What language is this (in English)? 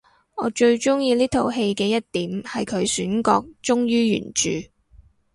Cantonese